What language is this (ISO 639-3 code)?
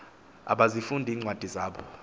xho